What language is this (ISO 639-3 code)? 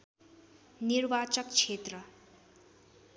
nep